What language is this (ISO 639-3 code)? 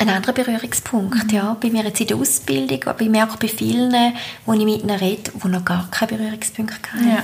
deu